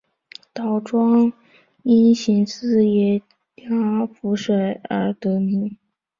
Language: Chinese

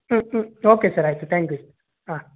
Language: Kannada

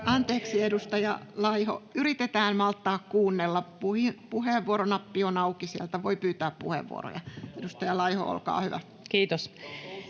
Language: Finnish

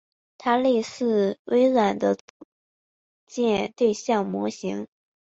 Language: Chinese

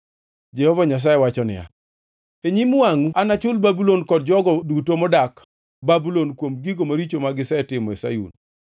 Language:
Luo (Kenya and Tanzania)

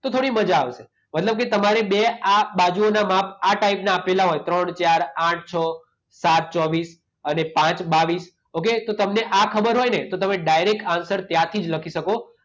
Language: Gujarati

